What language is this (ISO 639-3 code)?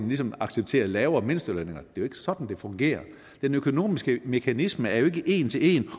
dan